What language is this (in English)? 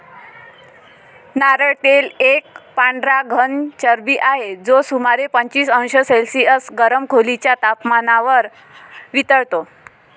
Marathi